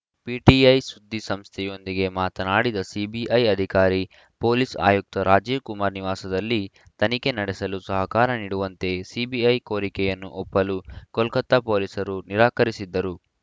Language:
Kannada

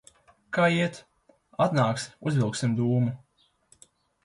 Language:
Latvian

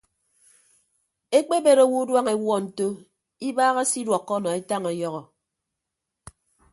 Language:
Ibibio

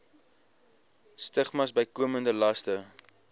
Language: Afrikaans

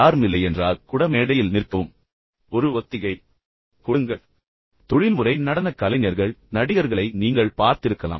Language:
Tamil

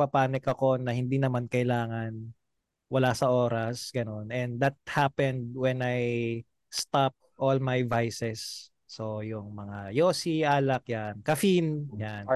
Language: Filipino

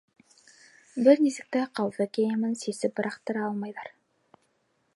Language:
Bashkir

